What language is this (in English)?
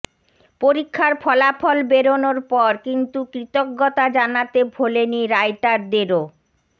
Bangla